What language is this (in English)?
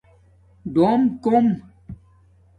Domaaki